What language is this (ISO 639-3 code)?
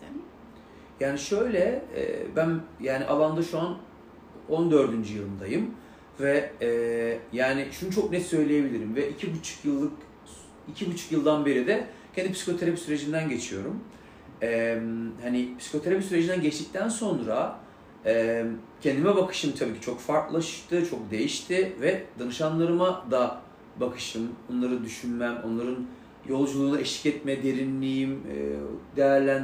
tur